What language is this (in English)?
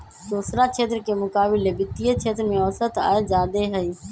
Magahi